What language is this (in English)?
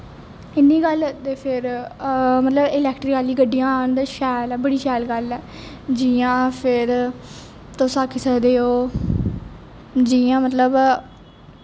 Dogri